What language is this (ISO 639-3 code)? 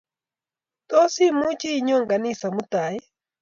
kln